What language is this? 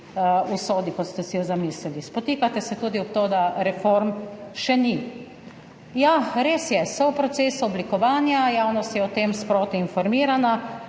Slovenian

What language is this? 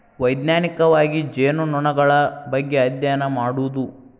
Kannada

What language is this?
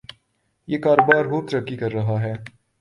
Urdu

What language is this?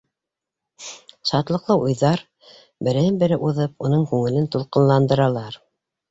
Bashkir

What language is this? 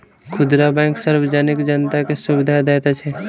Maithili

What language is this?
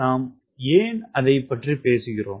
Tamil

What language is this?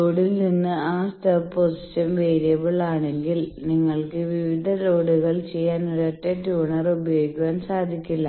Malayalam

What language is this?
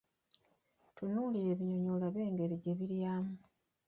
Ganda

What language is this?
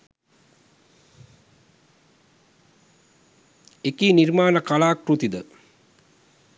Sinhala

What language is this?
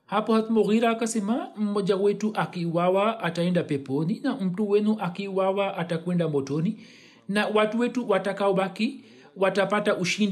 Swahili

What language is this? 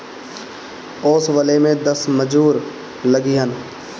Bhojpuri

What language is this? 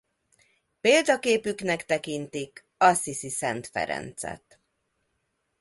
Hungarian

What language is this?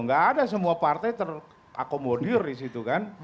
Indonesian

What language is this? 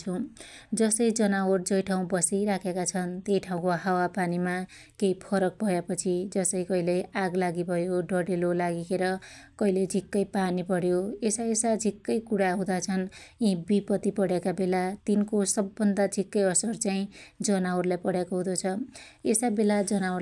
Dotyali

